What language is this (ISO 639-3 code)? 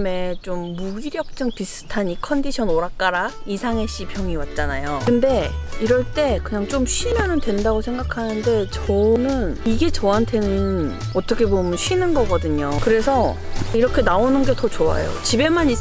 kor